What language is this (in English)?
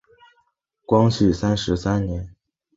Chinese